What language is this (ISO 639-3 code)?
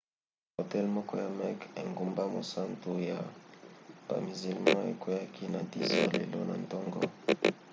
lin